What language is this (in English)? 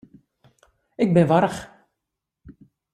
Western Frisian